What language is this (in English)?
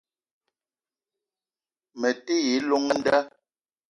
Eton (Cameroon)